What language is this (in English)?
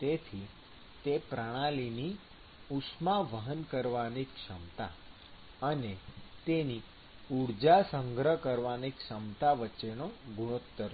Gujarati